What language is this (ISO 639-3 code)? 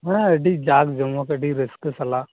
sat